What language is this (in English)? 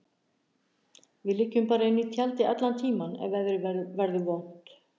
Icelandic